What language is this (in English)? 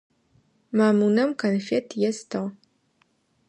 Adyghe